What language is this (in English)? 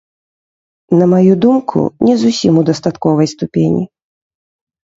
Belarusian